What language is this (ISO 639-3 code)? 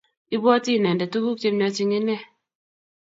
kln